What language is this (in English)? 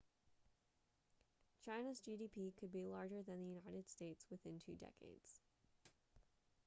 English